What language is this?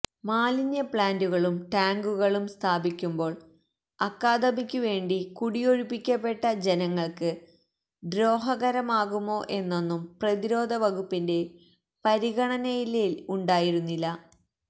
Malayalam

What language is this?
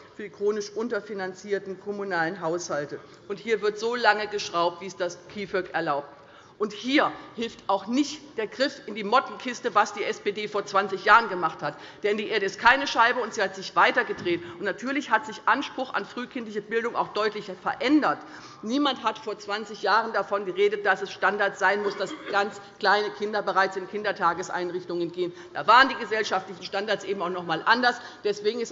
German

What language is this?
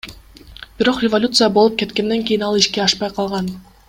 Kyrgyz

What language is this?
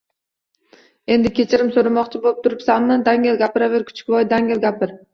Uzbek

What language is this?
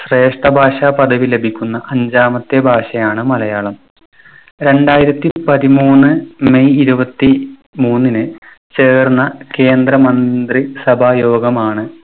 Malayalam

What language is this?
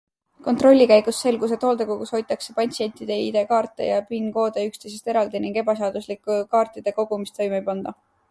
Estonian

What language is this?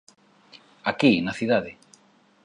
Galician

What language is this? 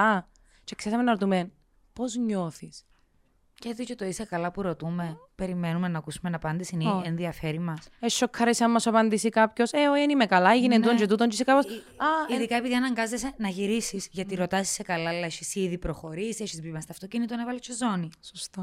Greek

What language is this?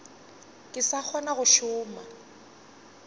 Northern Sotho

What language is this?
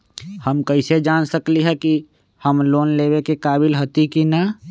Magahi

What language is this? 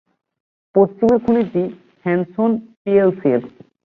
Bangla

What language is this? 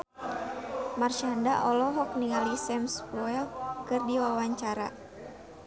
Sundanese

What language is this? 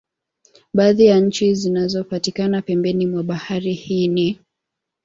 Swahili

